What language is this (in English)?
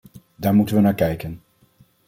Dutch